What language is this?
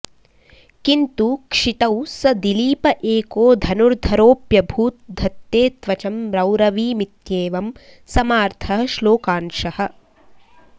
Sanskrit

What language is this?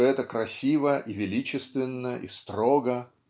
Russian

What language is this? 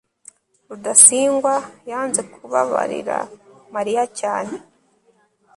Kinyarwanda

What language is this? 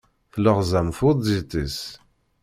Kabyle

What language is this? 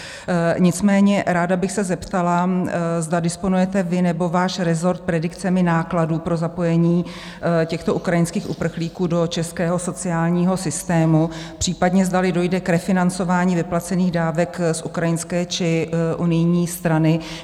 Czech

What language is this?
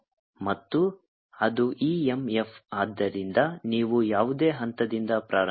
Kannada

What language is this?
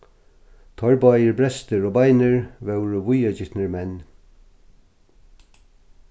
Faroese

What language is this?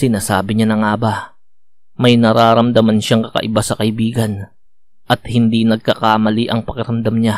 Filipino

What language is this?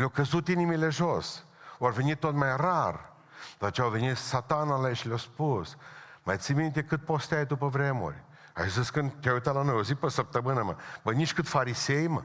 Romanian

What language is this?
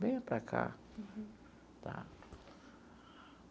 Portuguese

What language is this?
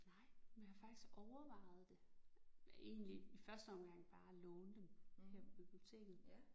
Danish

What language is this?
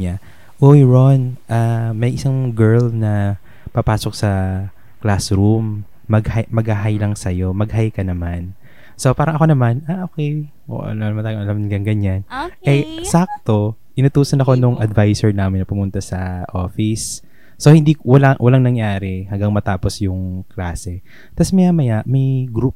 Filipino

